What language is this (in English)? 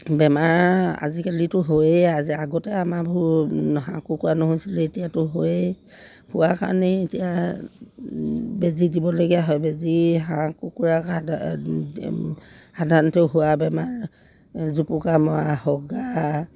Assamese